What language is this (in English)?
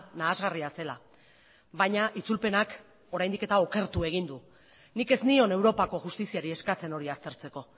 Basque